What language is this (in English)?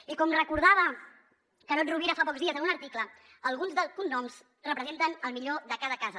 Catalan